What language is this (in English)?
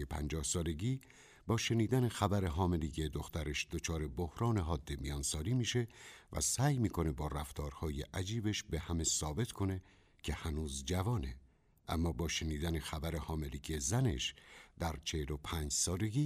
Persian